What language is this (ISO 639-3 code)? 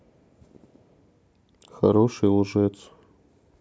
rus